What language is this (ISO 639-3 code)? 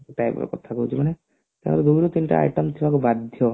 ori